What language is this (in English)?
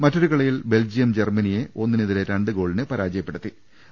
Malayalam